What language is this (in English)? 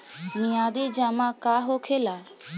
Bhojpuri